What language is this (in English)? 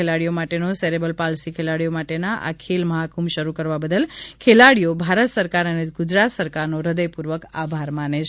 Gujarati